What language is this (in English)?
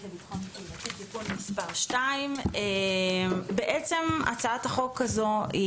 Hebrew